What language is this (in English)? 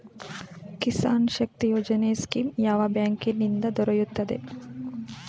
Kannada